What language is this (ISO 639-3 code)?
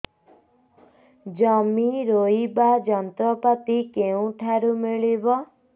ori